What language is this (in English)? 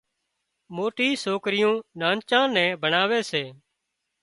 Wadiyara Koli